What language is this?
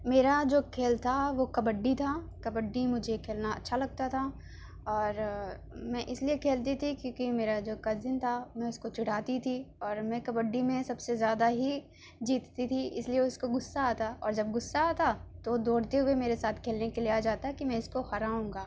Urdu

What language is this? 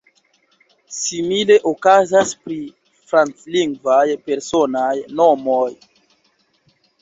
Esperanto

